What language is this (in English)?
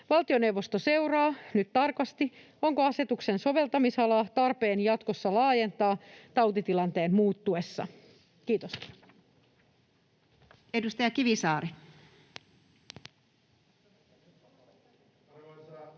Finnish